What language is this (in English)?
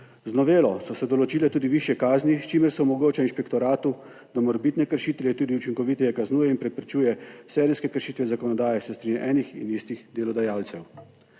Slovenian